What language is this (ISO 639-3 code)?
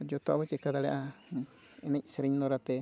sat